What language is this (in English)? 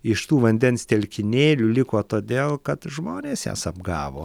Lithuanian